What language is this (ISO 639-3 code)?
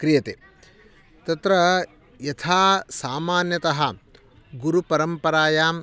san